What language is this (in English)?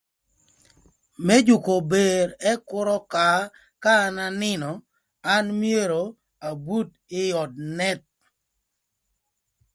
Thur